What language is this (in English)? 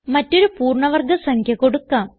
Malayalam